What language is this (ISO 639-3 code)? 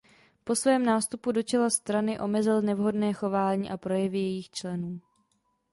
ces